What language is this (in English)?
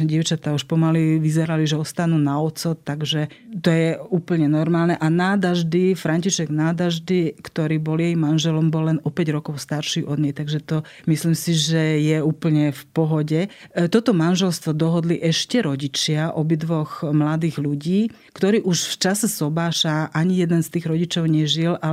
Slovak